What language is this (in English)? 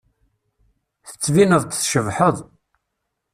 Kabyle